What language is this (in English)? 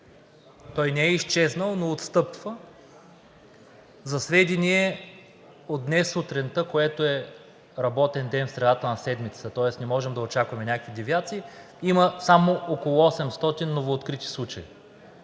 Bulgarian